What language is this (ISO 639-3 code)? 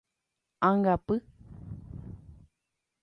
grn